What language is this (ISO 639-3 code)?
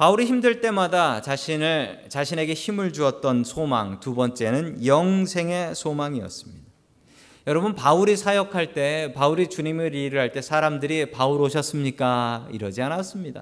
kor